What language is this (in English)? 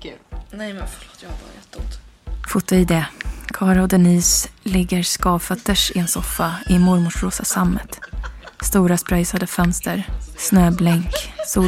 Swedish